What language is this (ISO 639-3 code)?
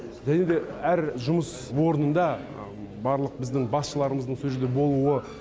kaz